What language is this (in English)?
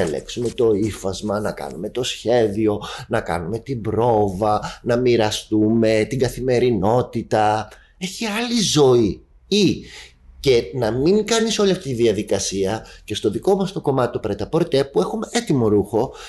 Greek